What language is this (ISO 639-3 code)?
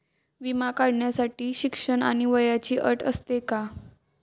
mar